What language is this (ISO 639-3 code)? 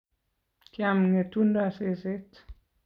kln